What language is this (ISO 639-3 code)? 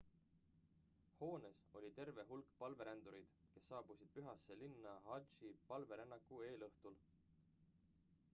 est